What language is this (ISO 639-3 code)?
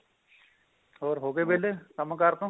pan